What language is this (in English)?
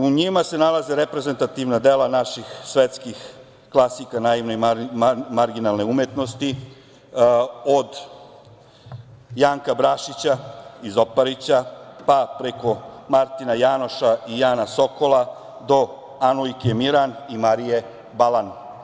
Serbian